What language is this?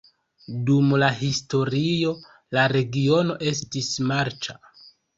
Esperanto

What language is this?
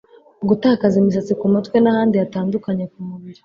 Kinyarwanda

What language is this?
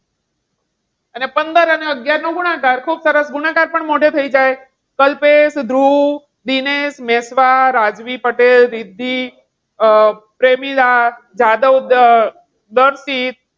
Gujarati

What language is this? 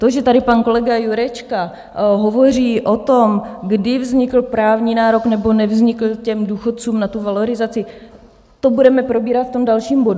Czech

